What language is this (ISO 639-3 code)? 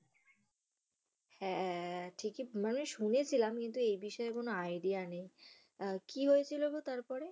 ben